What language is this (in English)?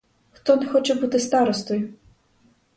Ukrainian